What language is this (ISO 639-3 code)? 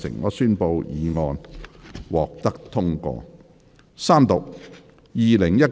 yue